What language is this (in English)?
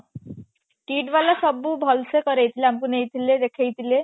Odia